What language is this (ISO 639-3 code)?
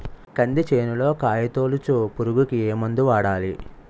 tel